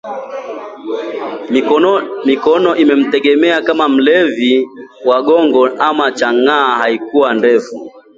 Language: Swahili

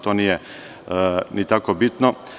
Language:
Serbian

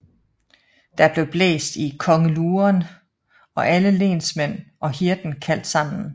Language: Danish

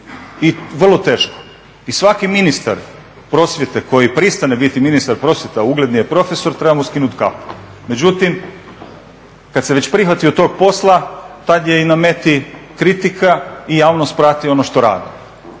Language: Croatian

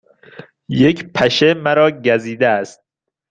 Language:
Persian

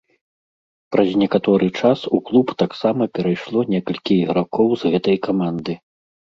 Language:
Belarusian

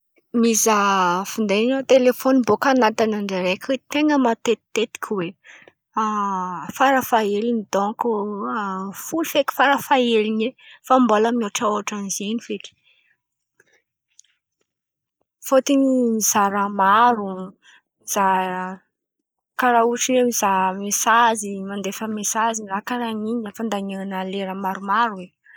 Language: Antankarana Malagasy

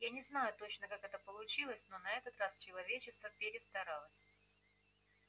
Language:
Russian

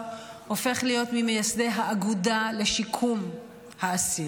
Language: Hebrew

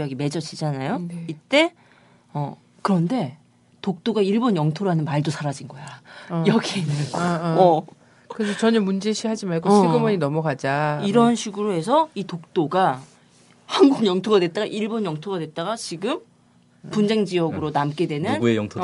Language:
Korean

